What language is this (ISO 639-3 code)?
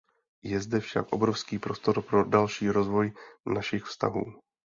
ces